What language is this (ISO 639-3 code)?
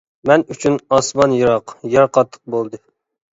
uig